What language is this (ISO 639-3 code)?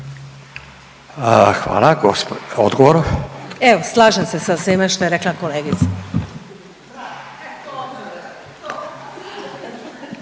hrv